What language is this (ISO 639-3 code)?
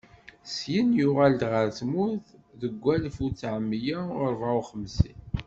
kab